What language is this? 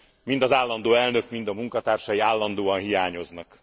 Hungarian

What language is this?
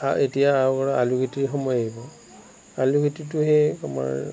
Assamese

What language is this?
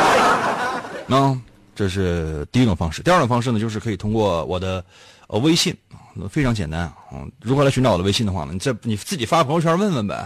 Chinese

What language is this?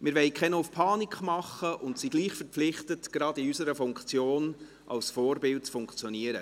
Swiss German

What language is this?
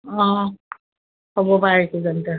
Assamese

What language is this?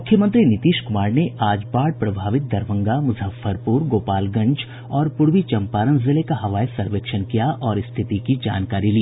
Hindi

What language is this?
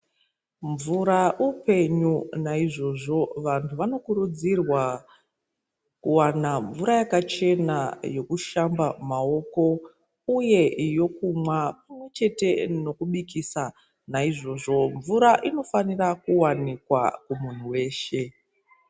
Ndau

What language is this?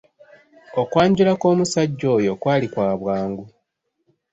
Ganda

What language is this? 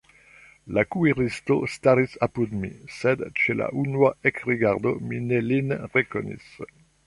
Esperanto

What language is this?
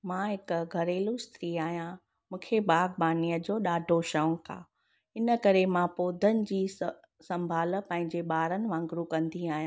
Sindhi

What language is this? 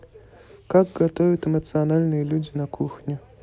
Russian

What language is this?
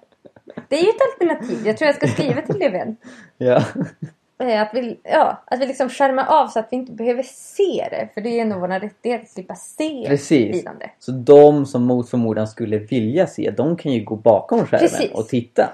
Swedish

